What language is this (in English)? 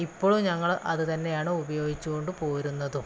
Malayalam